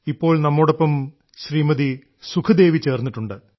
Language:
Malayalam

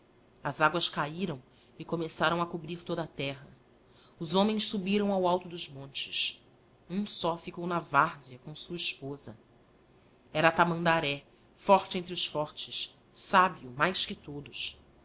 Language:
Portuguese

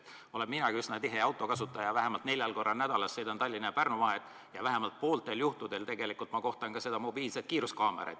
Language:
Estonian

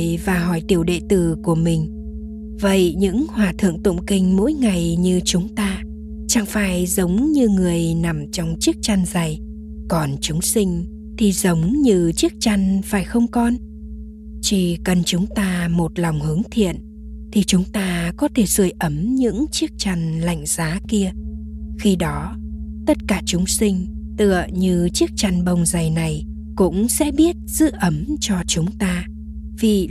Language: Vietnamese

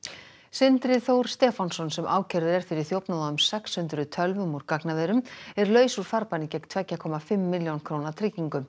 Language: Icelandic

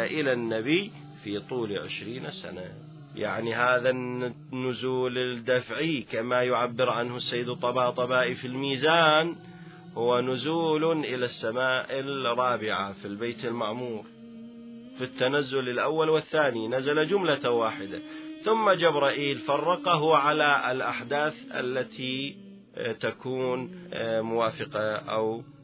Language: Arabic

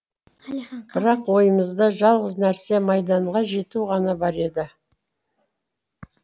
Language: Kazakh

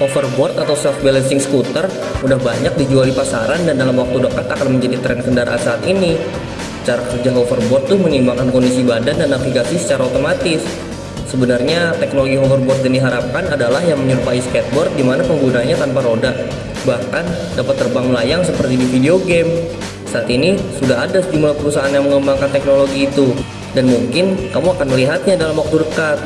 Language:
Indonesian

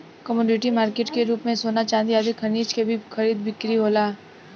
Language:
Bhojpuri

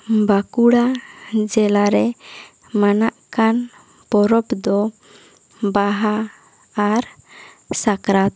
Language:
Santali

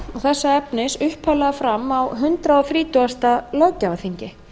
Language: Icelandic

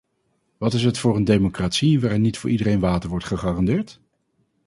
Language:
Dutch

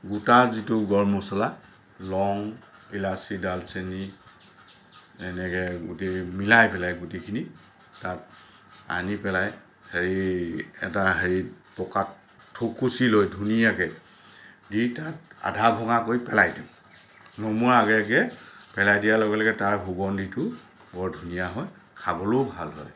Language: Assamese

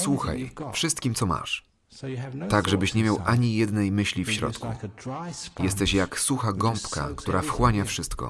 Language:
Polish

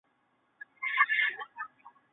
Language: Chinese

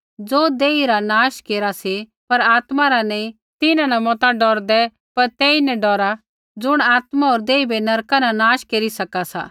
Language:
Kullu Pahari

